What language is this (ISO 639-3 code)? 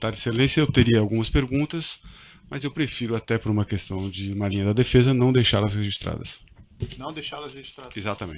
por